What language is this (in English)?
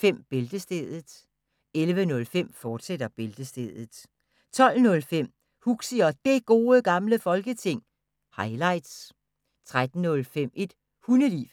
Danish